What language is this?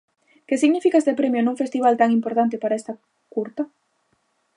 Galician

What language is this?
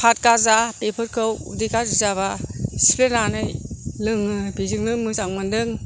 Bodo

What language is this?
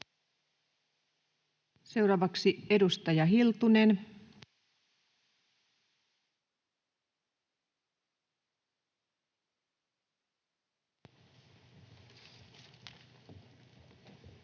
Finnish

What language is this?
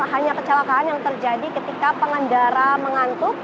Indonesian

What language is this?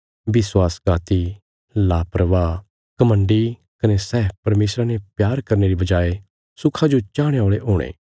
Bilaspuri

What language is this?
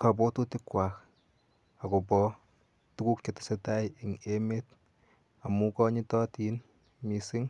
Kalenjin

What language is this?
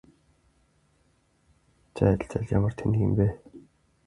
Mongolian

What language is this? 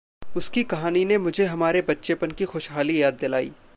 Hindi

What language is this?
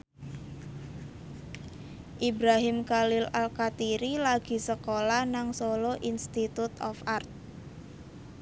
Javanese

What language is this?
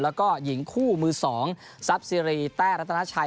Thai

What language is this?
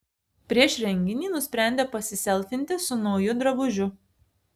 Lithuanian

